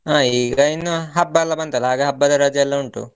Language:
Kannada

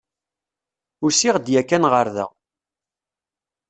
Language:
Kabyle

